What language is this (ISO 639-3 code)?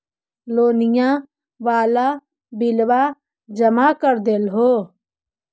mag